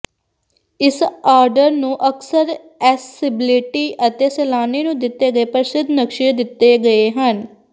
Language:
Punjabi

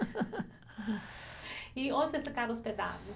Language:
Portuguese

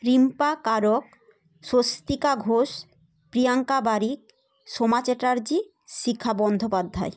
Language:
Bangla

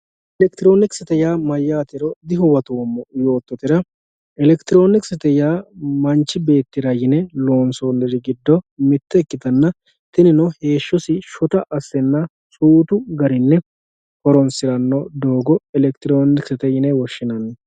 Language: Sidamo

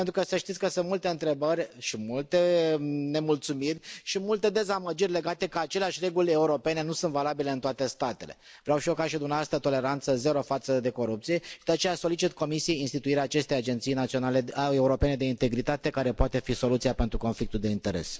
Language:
Romanian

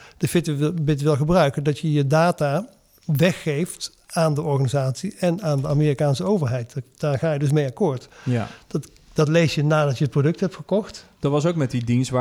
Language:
Dutch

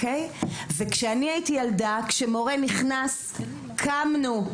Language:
Hebrew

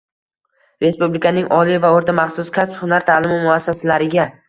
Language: Uzbek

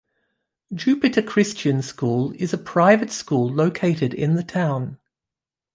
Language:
English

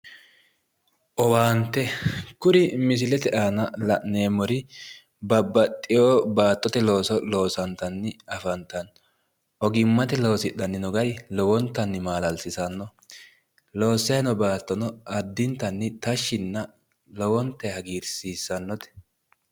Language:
Sidamo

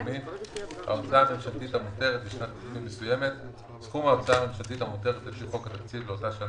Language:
Hebrew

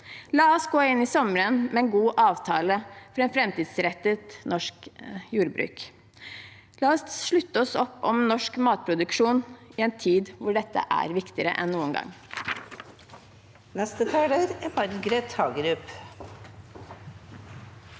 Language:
Norwegian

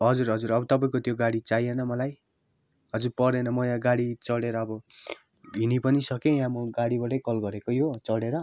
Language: Nepali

